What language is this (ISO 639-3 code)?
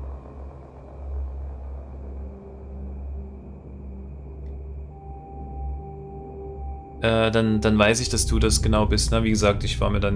deu